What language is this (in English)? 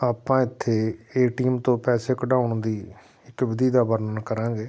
Punjabi